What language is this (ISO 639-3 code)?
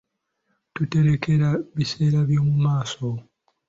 lug